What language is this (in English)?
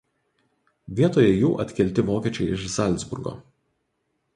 Lithuanian